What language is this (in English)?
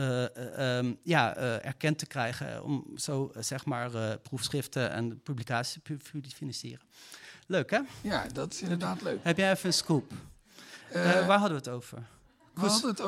Dutch